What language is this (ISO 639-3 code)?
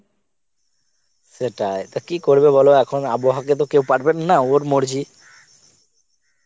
ben